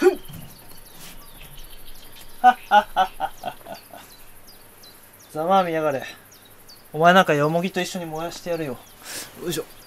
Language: Japanese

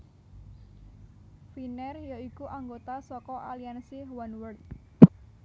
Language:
Javanese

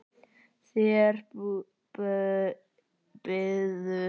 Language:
Icelandic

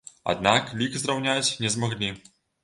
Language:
Belarusian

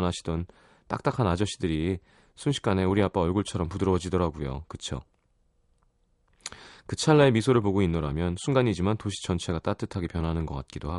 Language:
Korean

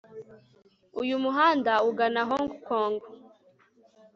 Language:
Kinyarwanda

